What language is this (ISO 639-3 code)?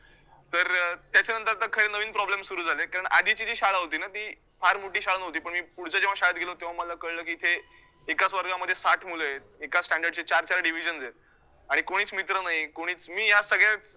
mar